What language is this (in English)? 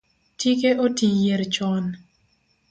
Luo (Kenya and Tanzania)